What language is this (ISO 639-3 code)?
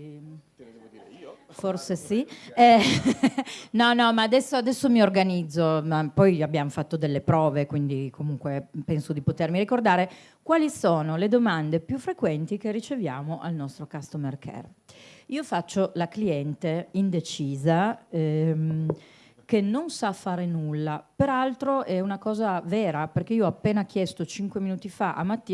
ita